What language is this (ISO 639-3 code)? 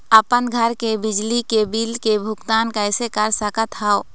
hne